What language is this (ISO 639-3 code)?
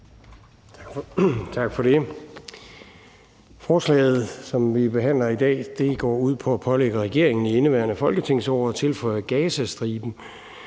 dan